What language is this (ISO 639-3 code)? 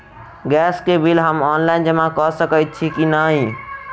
mai